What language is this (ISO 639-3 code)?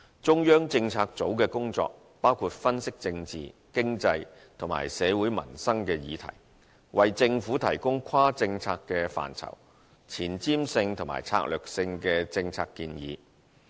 yue